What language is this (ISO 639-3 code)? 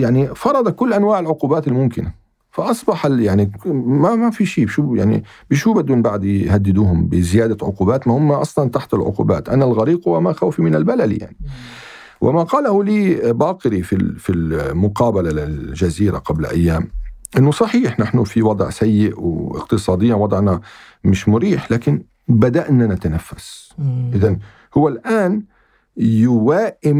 ara